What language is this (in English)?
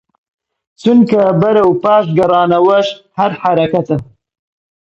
Central Kurdish